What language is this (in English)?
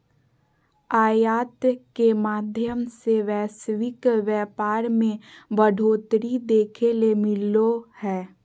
Magahi